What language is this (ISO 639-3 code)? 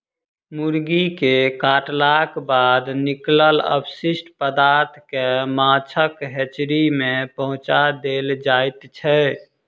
mai